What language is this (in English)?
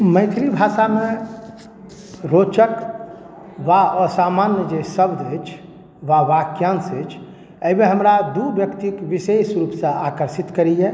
Maithili